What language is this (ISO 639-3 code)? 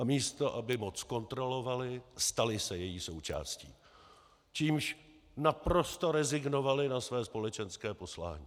ces